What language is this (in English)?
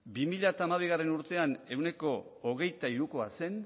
Basque